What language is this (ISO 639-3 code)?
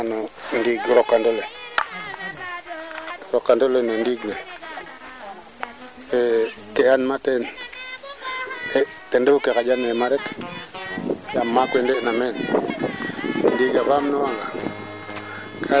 srr